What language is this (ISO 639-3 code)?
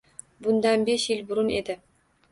uzb